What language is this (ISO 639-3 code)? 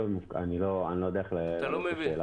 heb